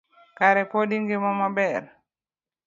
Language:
Luo (Kenya and Tanzania)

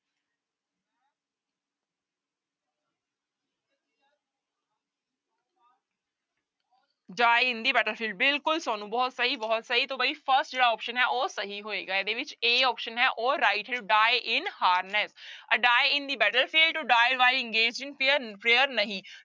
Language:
Punjabi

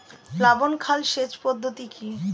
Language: Bangla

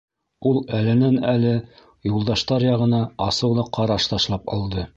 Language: Bashkir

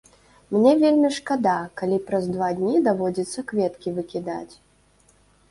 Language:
Belarusian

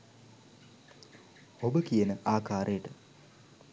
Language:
Sinhala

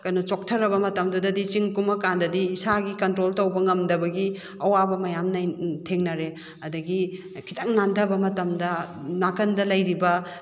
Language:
Manipuri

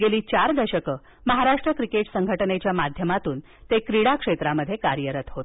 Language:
Marathi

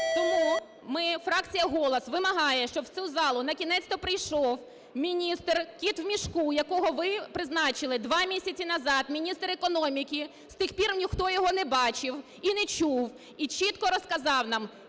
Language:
Ukrainian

